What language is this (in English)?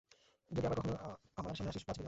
Bangla